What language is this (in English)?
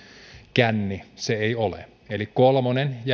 Finnish